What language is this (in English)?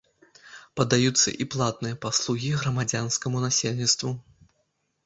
Belarusian